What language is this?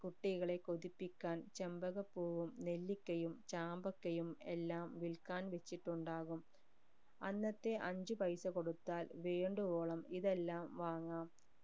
Malayalam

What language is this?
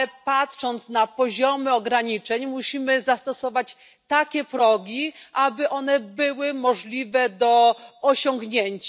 Polish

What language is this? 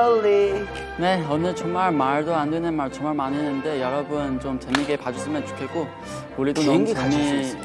Korean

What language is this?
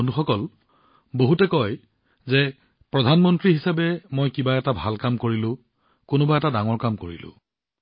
Assamese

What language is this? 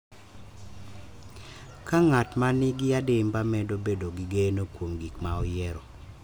Luo (Kenya and Tanzania)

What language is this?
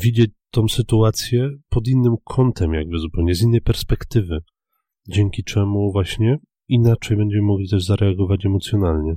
Polish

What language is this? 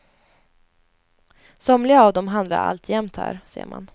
Swedish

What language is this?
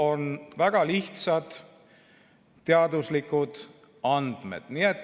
Estonian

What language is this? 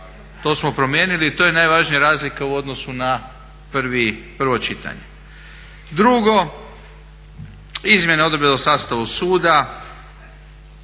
Croatian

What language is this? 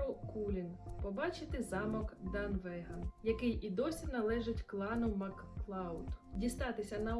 Ukrainian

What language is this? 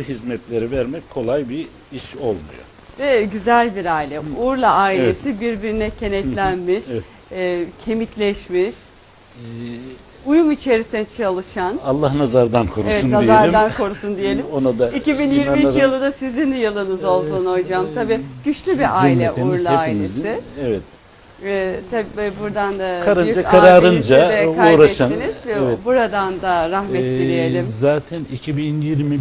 Turkish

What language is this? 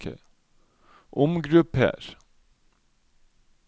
Norwegian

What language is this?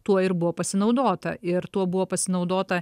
Lithuanian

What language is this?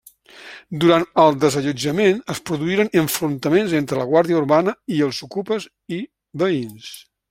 Catalan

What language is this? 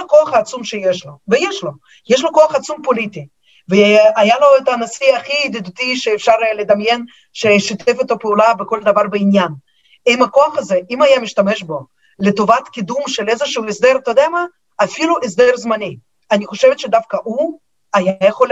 Hebrew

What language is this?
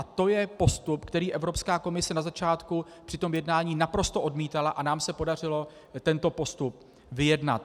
Czech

